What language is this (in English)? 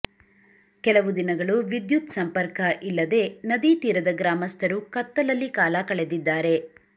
Kannada